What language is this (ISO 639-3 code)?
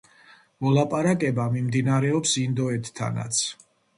kat